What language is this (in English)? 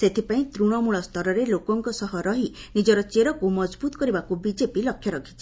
Odia